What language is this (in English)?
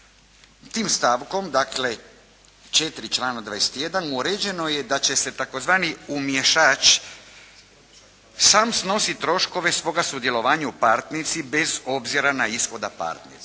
Croatian